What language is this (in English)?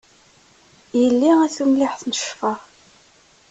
Kabyle